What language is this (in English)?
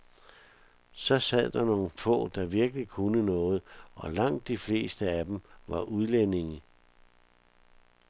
Danish